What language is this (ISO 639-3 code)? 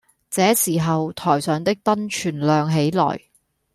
yue